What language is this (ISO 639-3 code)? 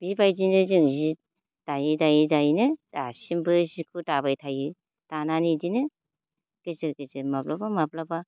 brx